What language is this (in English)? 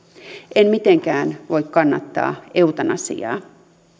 Finnish